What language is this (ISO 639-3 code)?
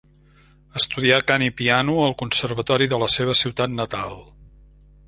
cat